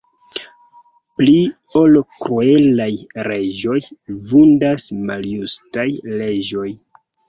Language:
Esperanto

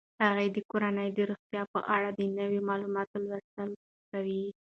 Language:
Pashto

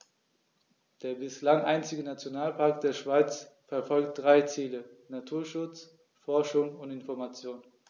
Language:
German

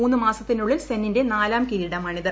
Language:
Malayalam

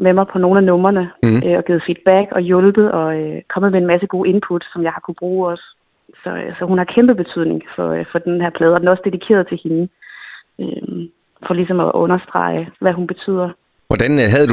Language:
Danish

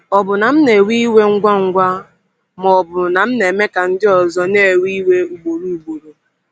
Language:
Igbo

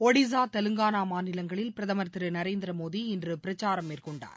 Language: Tamil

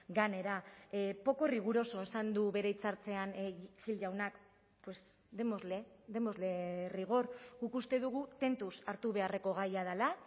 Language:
Basque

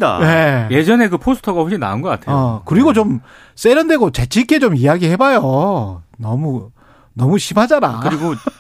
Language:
Korean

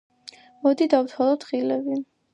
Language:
Georgian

